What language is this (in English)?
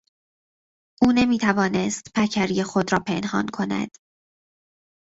Persian